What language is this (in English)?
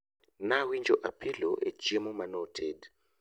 Luo (Kenya and Tanzania)